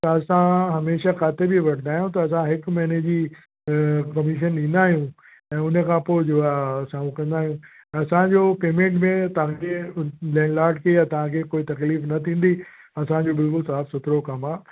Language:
Sindhi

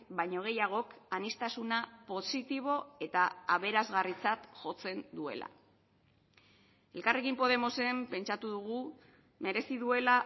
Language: Basque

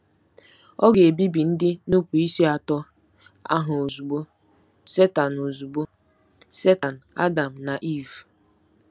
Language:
Igbo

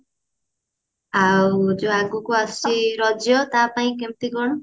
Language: Odia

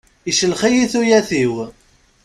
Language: Kabyle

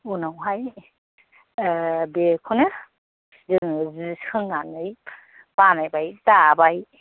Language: Bodo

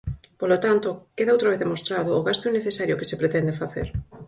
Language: Galician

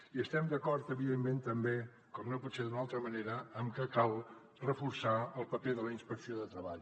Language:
Catalan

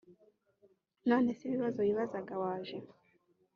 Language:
Kinyarwanda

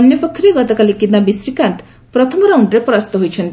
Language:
Odia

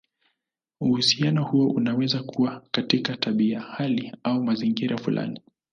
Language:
Swahili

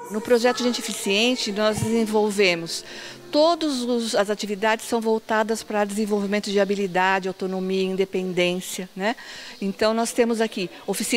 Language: Portuguese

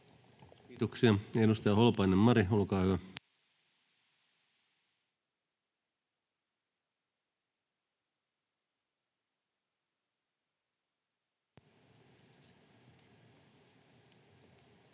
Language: Finnish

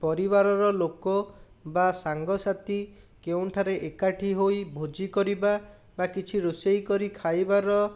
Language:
Odia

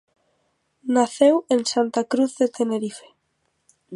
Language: Galician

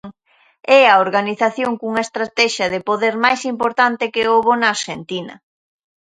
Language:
Galician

